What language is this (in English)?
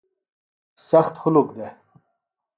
Phalura